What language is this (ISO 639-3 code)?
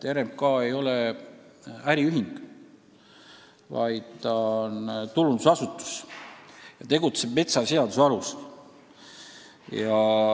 est